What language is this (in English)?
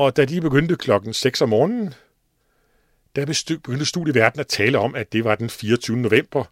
Danish